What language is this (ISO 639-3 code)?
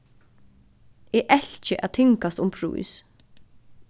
fao